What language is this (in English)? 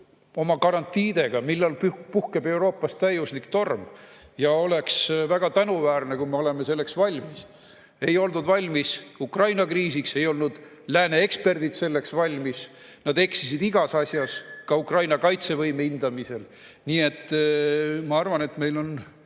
Estonian